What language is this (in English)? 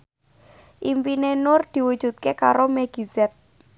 Javanese